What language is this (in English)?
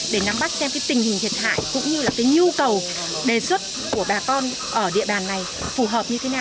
Vietnamese